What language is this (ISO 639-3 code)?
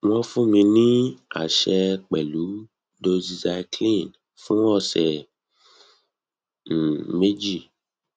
yor